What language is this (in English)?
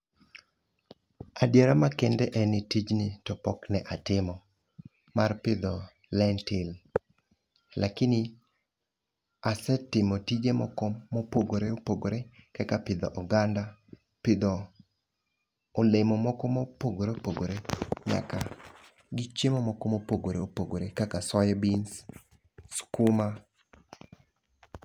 Luo (Kenya and Tanzania)